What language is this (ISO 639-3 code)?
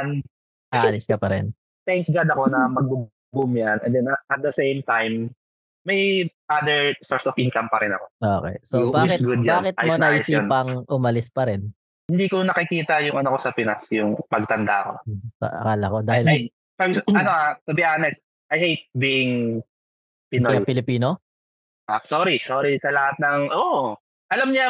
fil